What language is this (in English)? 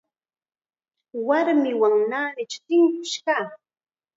Chiquián Ancash Quechua